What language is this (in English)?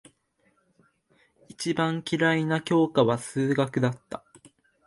Japanese